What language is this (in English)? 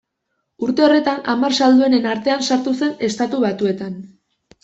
Basque